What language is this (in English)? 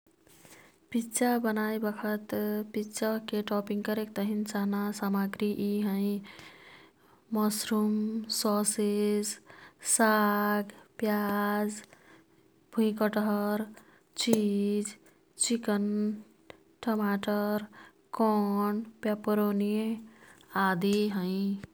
Kathoriya Tharu